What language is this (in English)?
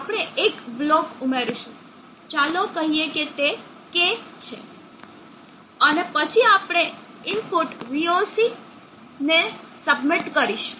Gujarati